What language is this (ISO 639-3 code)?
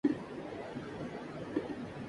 urd